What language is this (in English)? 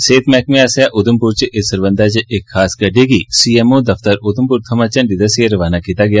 Dogri